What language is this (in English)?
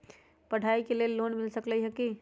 Magahi